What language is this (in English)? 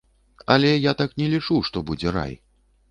Belarusian